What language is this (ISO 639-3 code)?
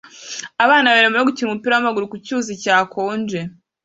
kin